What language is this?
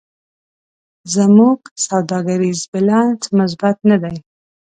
Pashto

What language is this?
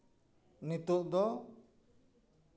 Santali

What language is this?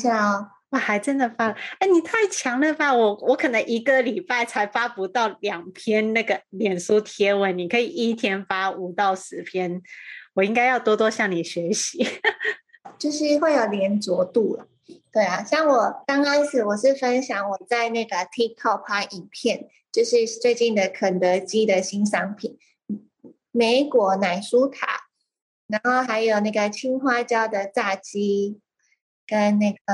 Chinese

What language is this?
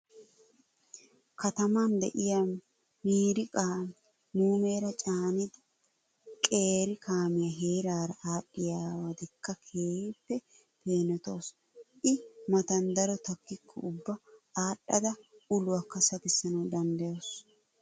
Wolaytta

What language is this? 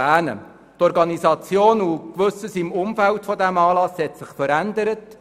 Swiss German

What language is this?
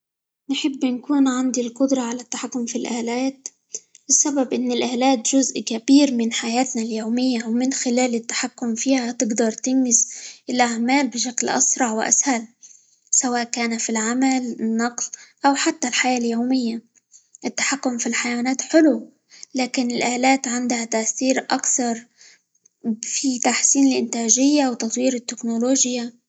Libyan Arabic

